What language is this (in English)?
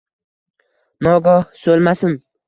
Uzbek